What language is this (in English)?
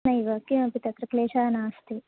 Sanskrit